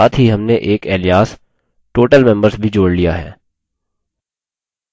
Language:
Hindi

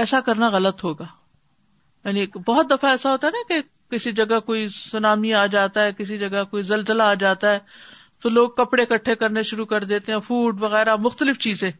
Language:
Urdu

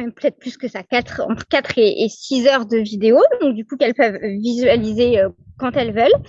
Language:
French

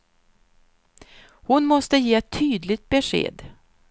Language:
Swedish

